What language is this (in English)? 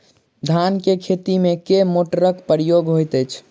Maithili